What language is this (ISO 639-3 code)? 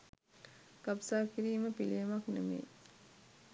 sin